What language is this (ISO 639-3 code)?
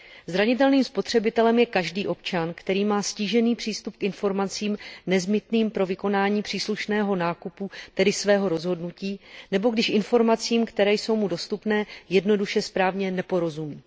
ces